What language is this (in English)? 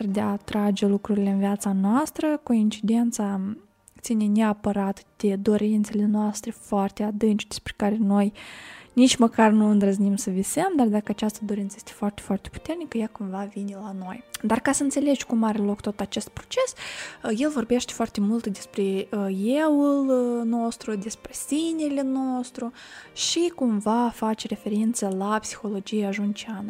Romanian